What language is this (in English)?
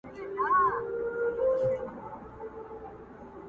Pashto